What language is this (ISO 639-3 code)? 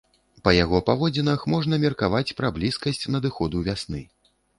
bel